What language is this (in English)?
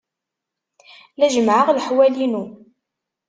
Kabyle